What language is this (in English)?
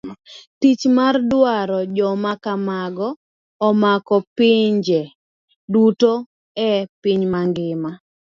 Luo (Kenya and Tanzania)